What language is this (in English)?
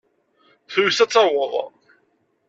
Kabyle